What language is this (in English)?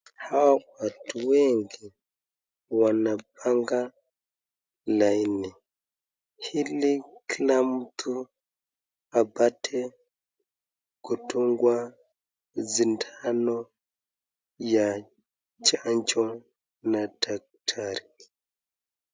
Swahili